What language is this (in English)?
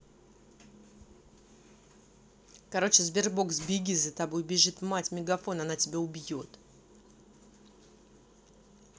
Russian